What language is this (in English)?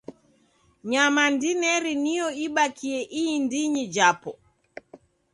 Taita